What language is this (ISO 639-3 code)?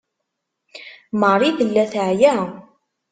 kab